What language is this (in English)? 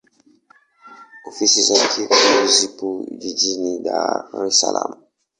Swahili